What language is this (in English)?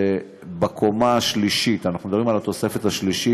Hebrew